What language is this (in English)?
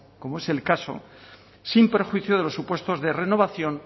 Spanish